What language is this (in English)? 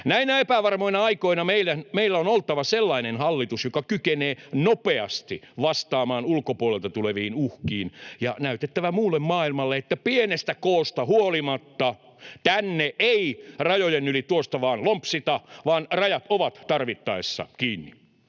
Finnish